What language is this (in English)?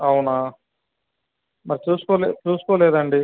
Telugu